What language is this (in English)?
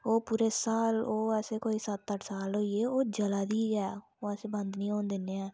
Dogri